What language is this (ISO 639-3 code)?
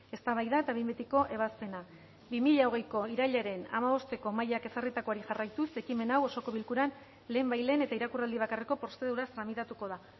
eus